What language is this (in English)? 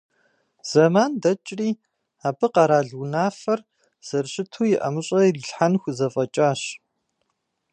Kabardian